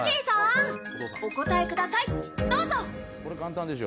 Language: Japanese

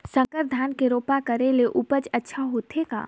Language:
Chhattisgarhi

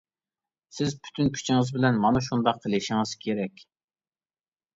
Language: Uyghur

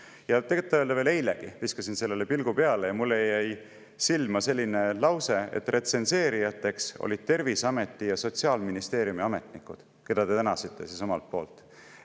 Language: Estonian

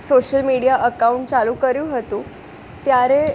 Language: Gujarati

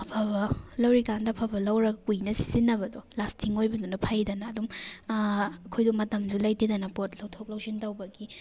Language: Manipuri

